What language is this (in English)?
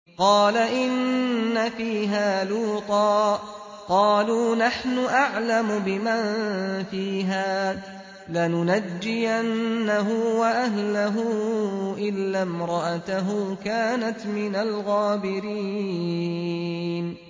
Arabic